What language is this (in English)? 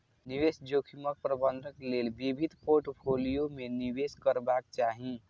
Maithili